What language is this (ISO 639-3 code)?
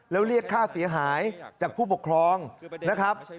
tha